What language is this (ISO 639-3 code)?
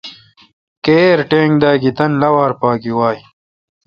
xka